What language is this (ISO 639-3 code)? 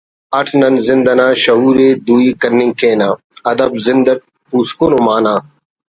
brh